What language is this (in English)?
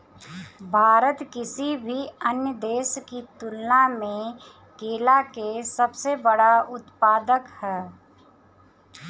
Bhojpuri